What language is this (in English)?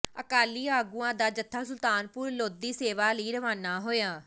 Punjabi